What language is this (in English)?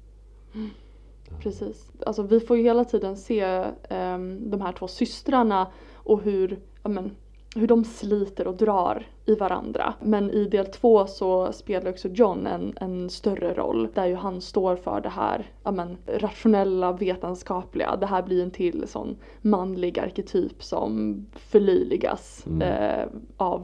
Swedish